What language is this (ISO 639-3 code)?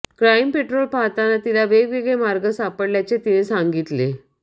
mar